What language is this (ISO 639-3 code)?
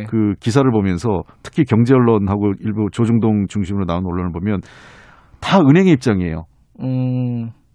kor